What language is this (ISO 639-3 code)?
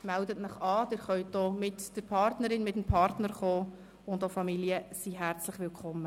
gsw